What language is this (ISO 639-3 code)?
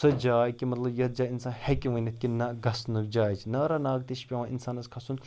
kas